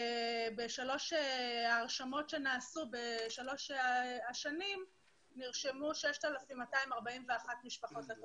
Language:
Hebrew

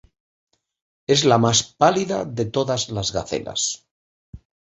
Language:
Spanish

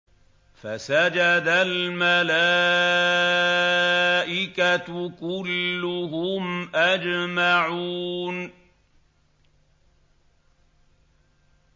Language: Arabic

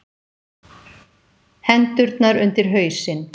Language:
Icelandic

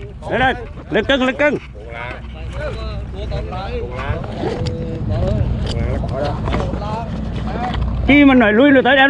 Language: Vietnamese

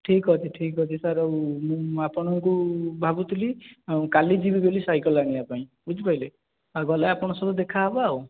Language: Odia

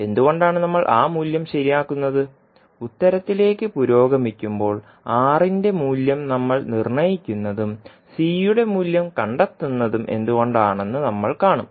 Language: Malayalam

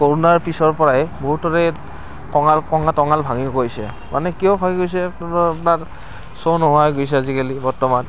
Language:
Assamese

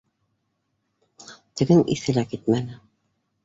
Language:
Bashkir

